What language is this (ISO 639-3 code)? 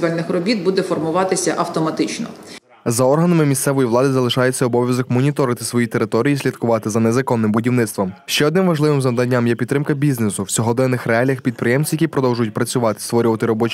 ukr